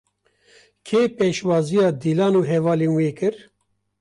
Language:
Kurdish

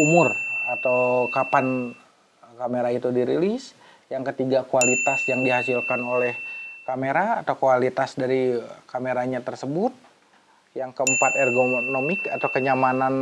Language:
Indonesian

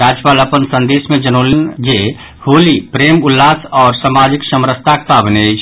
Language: Maithili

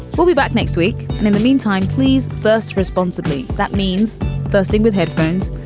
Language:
English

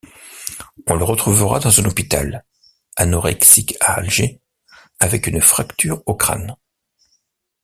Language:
French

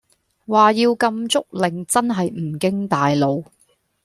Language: Cantonese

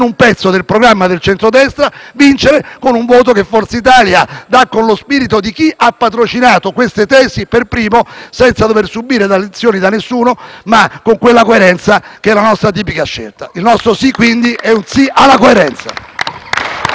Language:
Italian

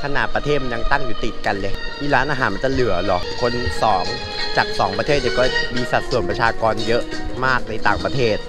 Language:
Thai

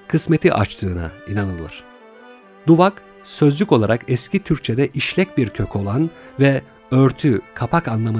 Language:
Turkish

